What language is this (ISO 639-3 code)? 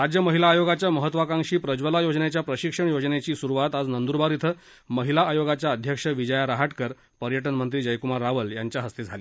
mar